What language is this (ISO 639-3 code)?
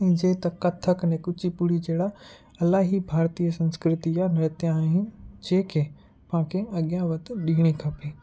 snd